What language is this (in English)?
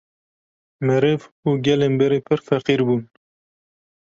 Kurdish